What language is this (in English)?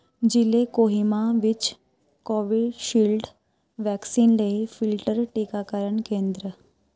Punjabi